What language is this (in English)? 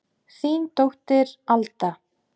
Icelandic